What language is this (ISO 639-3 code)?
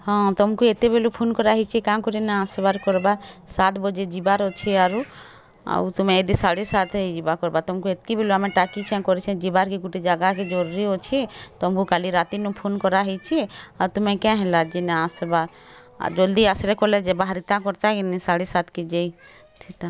ori